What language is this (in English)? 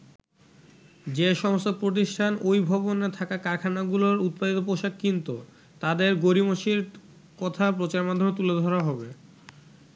Bangla